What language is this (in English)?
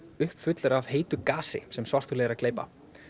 Icelandic